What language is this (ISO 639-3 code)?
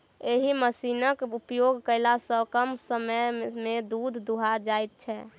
mai